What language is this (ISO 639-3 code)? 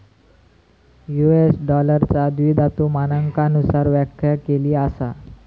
mar